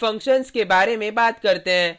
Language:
Hindi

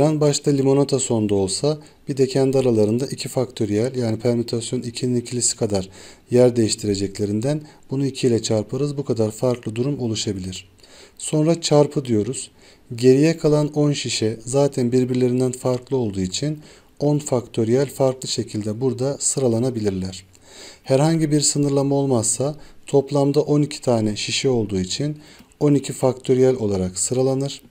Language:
Turkish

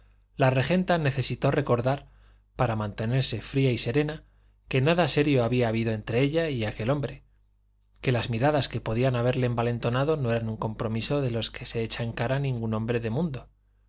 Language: Spanish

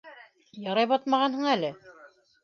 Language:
Bashkir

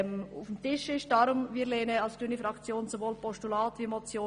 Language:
Swiss German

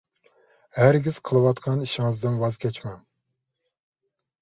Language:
Uyghur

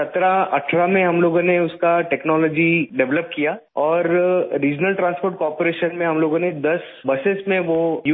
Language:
Urdu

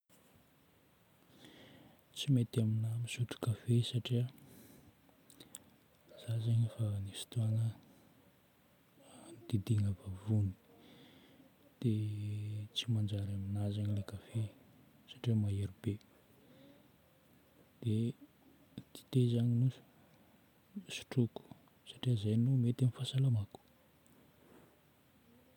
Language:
Northern Betsimisaraka Malagasy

